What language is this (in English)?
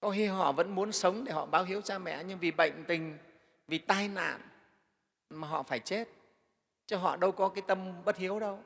Vietnamese